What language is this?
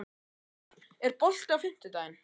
Icelandic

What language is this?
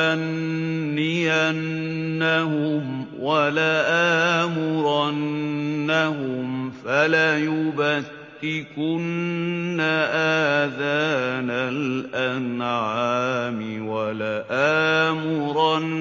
Arabic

